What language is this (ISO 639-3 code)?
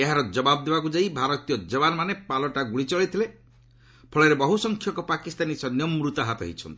ori